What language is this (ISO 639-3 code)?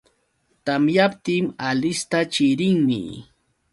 qux